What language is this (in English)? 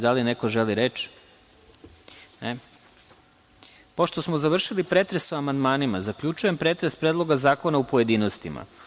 Serbian